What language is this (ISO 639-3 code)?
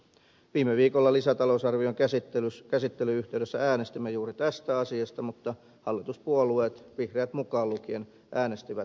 fin